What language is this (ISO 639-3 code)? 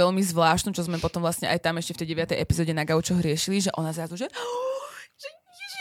slk